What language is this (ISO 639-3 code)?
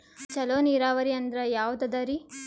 kan